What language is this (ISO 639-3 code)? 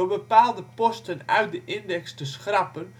nld